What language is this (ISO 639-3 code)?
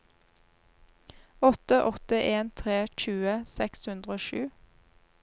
nor